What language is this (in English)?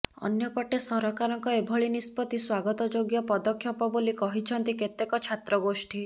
Odia